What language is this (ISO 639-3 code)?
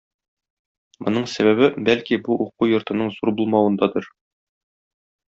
tat